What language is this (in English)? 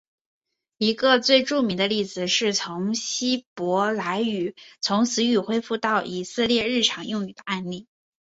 Chinese